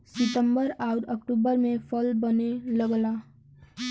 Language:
Bhojpuri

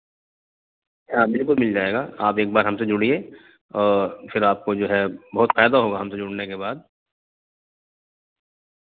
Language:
Urdu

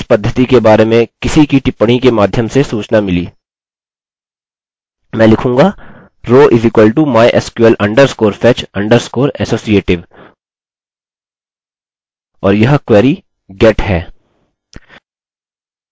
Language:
Hindi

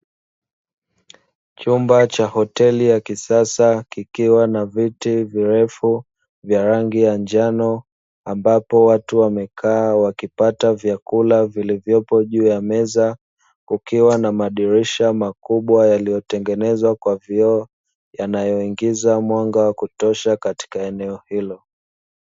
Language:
Swahili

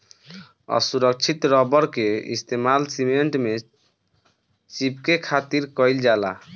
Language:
Bhojpuri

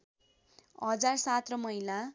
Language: Nepali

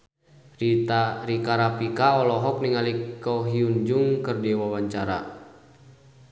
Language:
Sundanese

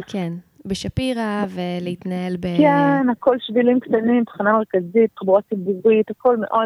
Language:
Hebrew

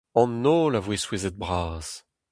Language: Breton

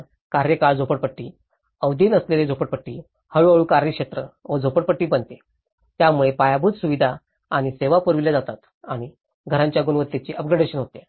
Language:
Marathi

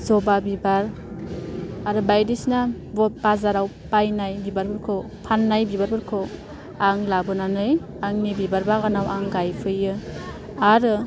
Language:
Bodo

